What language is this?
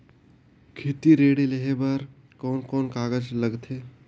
Chhattisgarhi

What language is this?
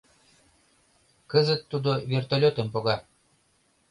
Mari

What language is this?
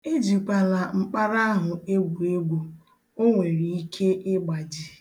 Igbo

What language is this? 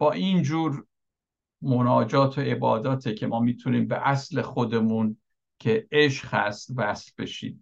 Persian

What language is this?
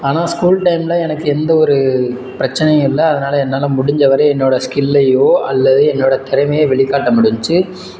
Tamil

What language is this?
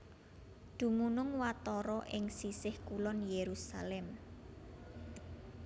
Javanese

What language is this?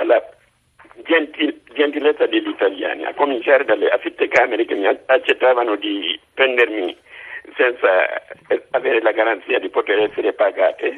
Italian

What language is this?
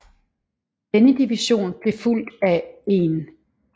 Danish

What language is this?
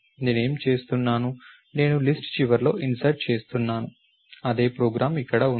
Telugu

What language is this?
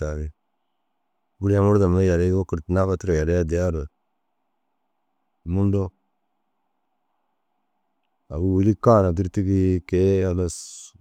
Dazaga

